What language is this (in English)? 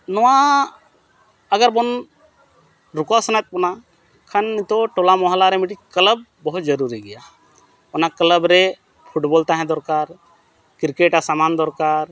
Santali